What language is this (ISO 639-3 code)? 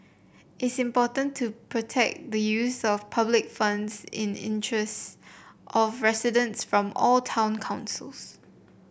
eng